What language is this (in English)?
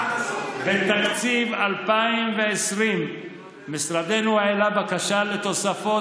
Hebrew